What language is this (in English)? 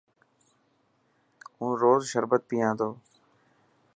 Dhatki